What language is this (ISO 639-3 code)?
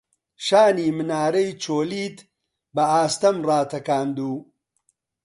ckb